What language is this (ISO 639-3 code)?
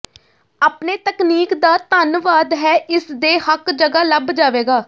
pan